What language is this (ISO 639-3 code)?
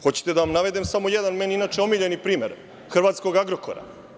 srp